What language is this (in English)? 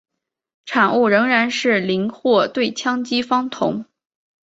Chinese